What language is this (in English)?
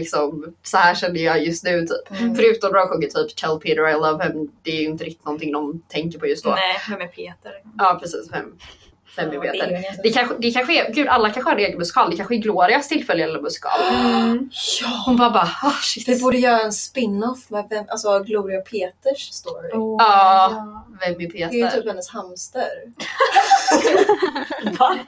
Swedish